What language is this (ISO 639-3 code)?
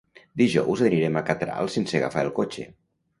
cat